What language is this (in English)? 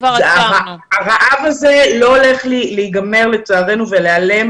Hebrew